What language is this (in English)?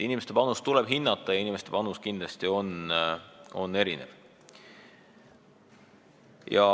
Estonian